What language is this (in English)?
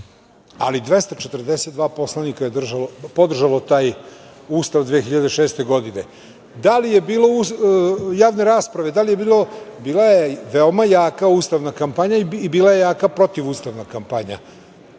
Serbian